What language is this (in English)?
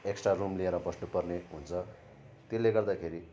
Nepali